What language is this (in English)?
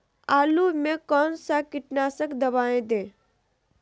Magahi